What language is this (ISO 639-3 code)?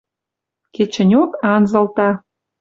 mrj